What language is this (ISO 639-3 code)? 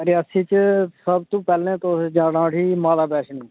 doi